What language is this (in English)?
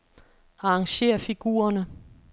Danish